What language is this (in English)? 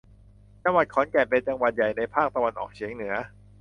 Thai